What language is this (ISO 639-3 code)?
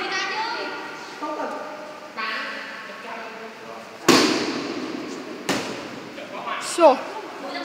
vie